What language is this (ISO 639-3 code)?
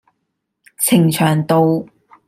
yue